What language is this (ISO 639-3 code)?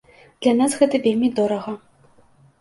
bel